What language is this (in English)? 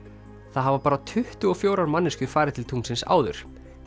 Icelandic